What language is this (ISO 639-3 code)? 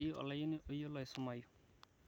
mas